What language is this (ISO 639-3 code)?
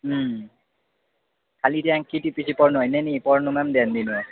nep